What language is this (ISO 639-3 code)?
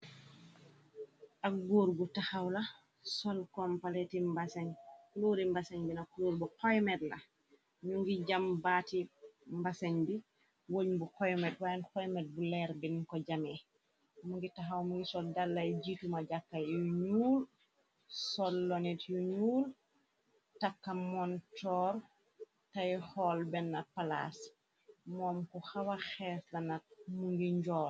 wol